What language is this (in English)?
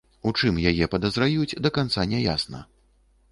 Belarusian